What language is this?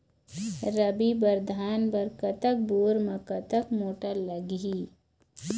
Chhattisgarhi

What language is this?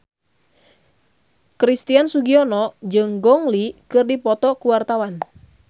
Sundanese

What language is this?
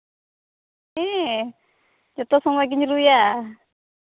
Santali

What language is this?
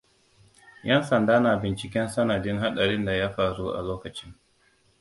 Hausa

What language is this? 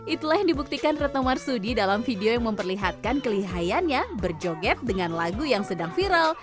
Indonesian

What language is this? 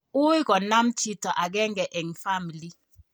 Kalenjin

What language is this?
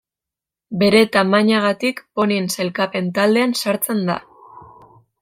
Basque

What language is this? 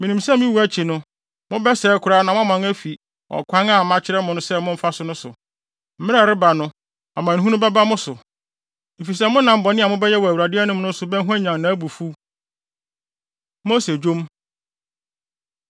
Akan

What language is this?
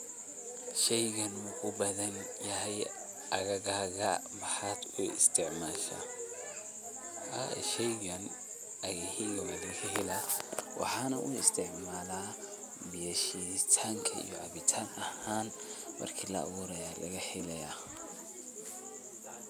Somali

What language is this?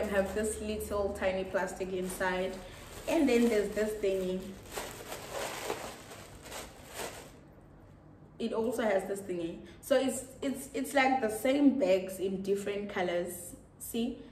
English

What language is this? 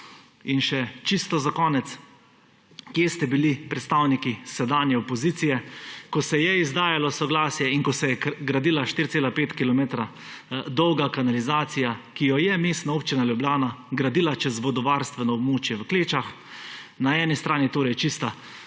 Slovenian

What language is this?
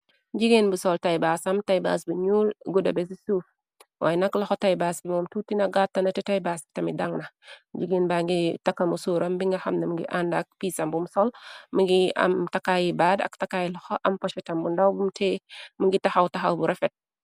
Wolof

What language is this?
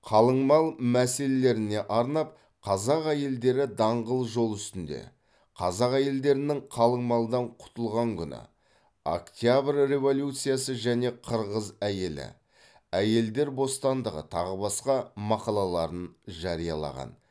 Kazakh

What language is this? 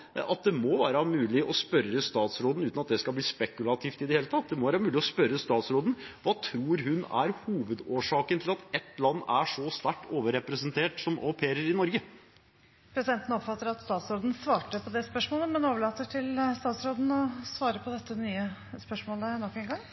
Norwegian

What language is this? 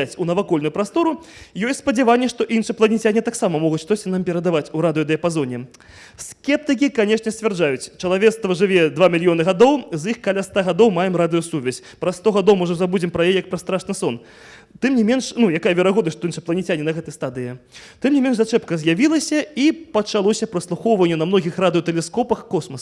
Russian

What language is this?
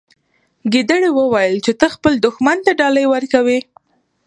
Pashto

